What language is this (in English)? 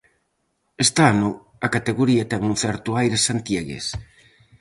Galician